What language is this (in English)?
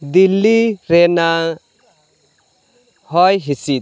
Santali